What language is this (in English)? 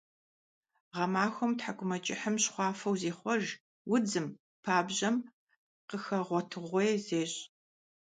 Kabardian